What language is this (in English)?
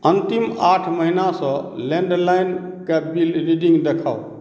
Maithili